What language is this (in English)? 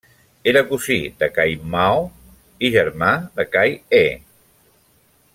Catalan